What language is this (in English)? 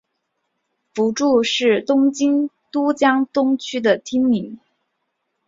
Chinese